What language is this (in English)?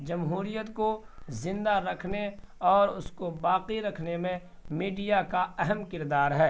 Urdu